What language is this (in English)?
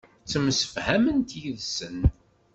Kabyle